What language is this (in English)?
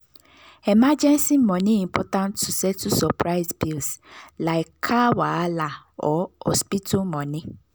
Nigerian Pidgin